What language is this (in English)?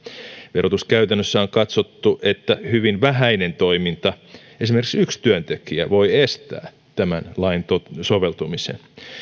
Finnish